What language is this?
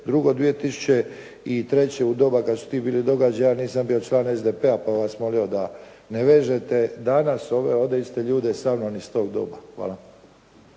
Croatian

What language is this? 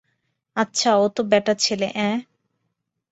Bangla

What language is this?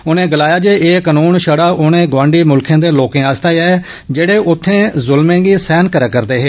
Dogri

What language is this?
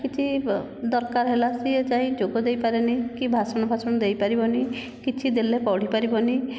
Odia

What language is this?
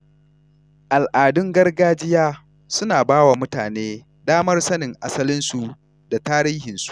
Hausa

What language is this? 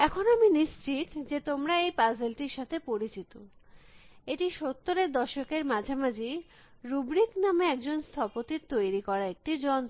Bangla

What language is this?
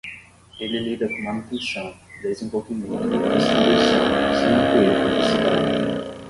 Portuguese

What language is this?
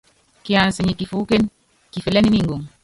Yangben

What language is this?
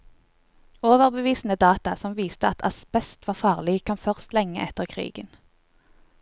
Norwegian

